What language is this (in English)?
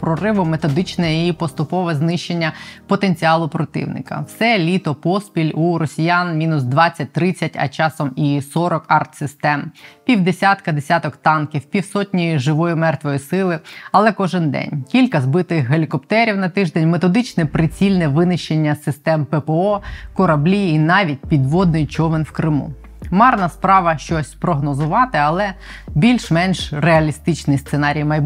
Ukrainian